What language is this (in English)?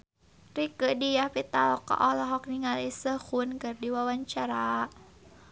Sundanese